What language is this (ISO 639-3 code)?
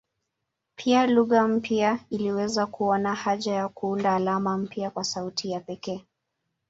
swa